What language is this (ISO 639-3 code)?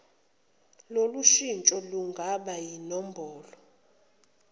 zul